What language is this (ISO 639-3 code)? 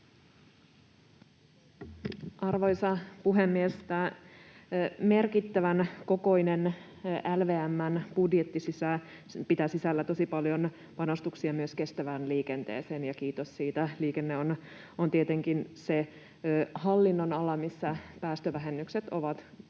fin